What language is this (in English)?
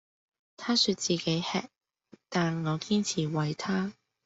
Cantonese